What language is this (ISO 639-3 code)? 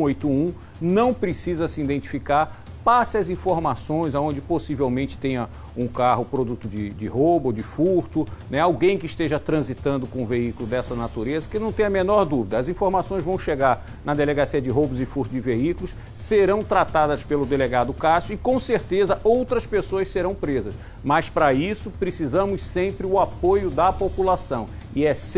por